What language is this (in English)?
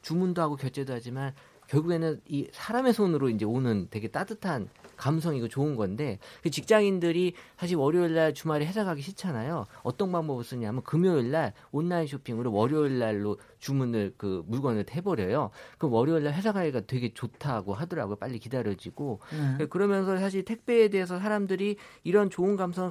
Korean